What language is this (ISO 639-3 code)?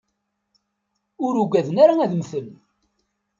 kab